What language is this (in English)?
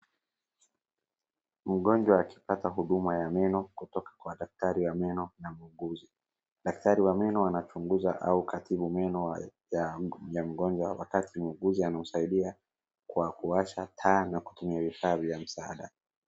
Swahili